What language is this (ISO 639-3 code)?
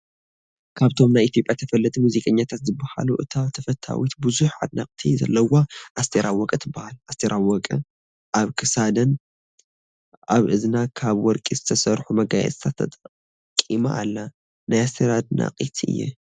tir